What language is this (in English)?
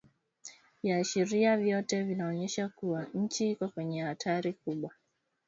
Swahili